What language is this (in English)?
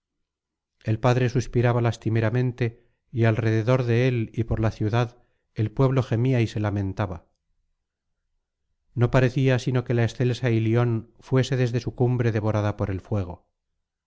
Spanish